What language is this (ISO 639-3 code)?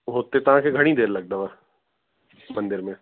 snd